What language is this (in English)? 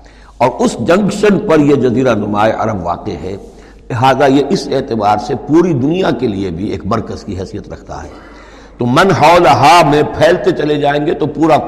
Urdu